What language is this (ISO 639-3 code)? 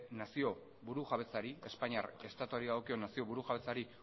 eus